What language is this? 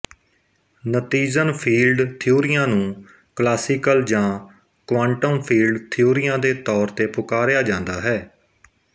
Punjabi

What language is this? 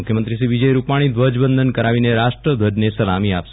Gujarati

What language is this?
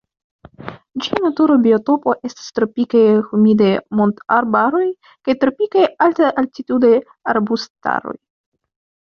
Esperanto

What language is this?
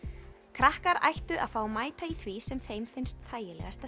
Icelandic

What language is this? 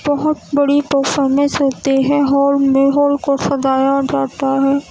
Urdu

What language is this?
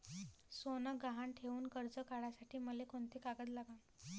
Marathi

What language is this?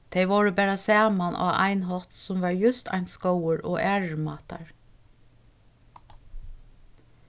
Faroese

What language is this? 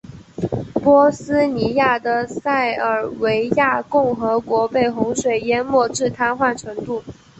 Chinese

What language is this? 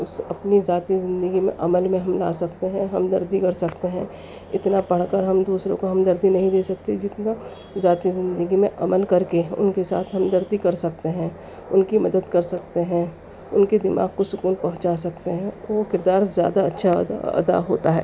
Urdu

